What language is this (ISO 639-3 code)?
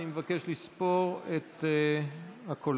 heb